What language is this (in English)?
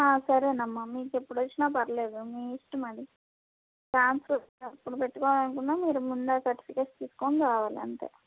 Telugu